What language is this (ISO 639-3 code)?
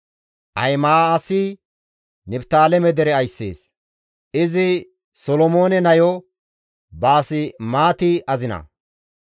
gmv